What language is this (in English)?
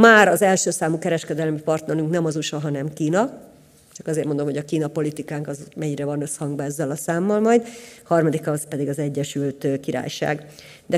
Hungarian